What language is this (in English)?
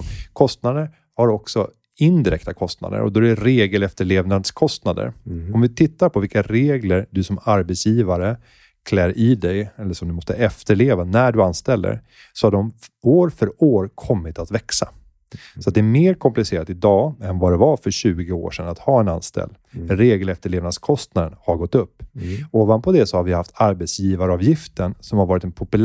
Swedish